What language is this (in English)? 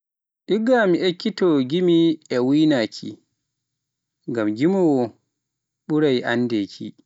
Pular